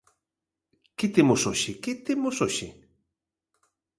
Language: Galician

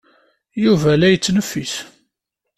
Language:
Kabyle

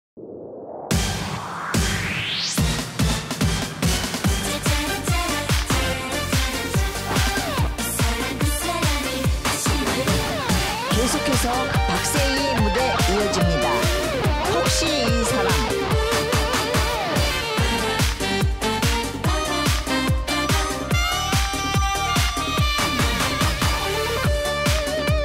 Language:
Korean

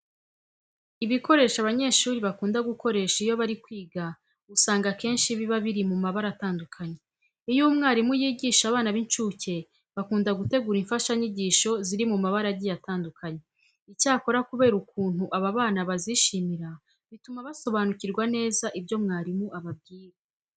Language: Kinyarwanda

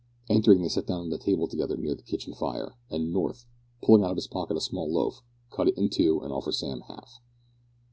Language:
English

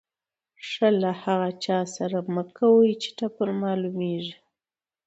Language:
Pashto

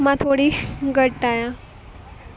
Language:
Sindhi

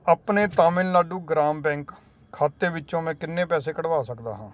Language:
Punjabi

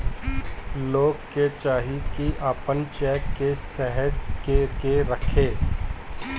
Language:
Bhojpuri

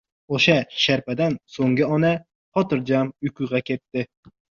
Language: Uzbek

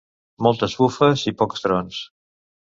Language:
Catalan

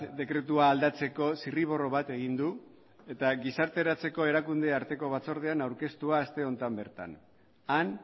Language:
Basque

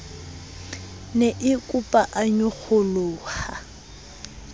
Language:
Southern Sotho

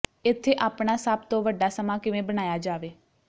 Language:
Punjabi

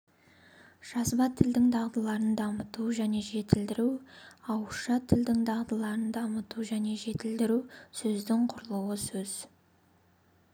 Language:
Kazakh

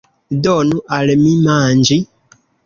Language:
Esperanto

